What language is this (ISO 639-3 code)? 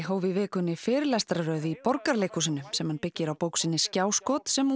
isl